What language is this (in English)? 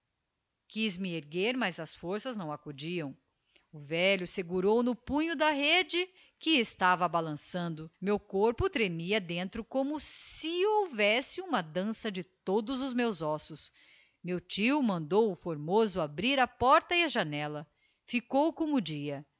Portuguese